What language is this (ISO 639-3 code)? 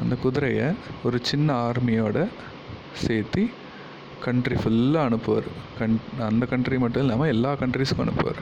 tam